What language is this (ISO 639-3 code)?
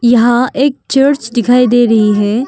hin